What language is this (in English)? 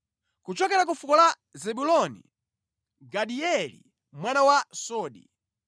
Nyanja